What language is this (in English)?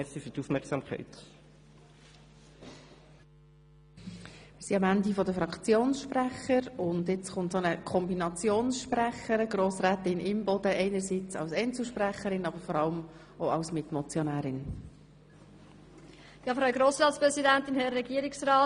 Swiss German